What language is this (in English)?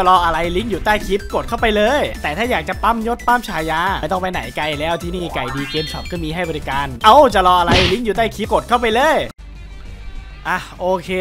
Thai